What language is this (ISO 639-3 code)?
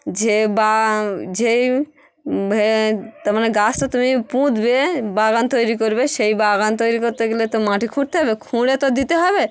ben